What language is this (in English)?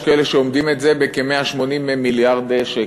Hebrew